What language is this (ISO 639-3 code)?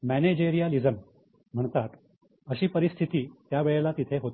mar